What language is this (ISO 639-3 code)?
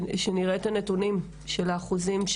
heb